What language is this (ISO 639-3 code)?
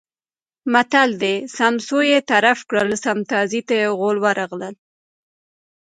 pus